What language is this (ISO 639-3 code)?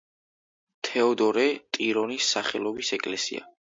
kat